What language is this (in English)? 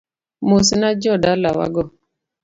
Luo (Kenya and Tanzania)